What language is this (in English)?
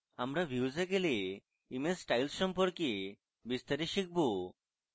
Bangla